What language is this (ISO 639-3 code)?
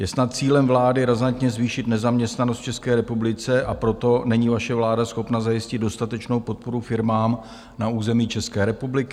ces